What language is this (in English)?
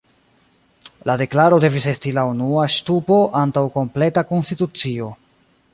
Esperanto